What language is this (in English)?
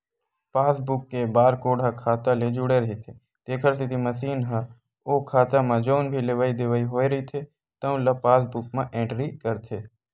Chhattisgarhi